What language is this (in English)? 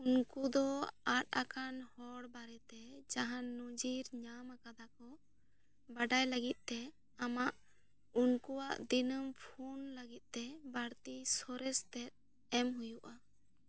Santali